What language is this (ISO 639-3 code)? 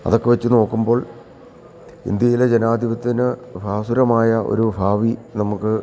mal